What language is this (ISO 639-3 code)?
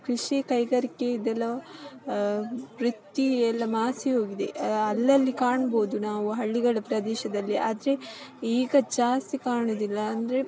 kan